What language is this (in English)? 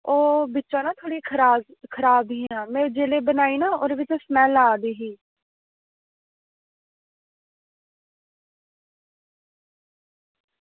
Dogri